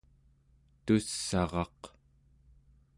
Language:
Central Yupik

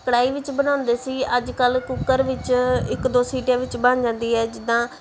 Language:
Punjabi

